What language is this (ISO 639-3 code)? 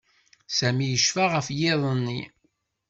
kab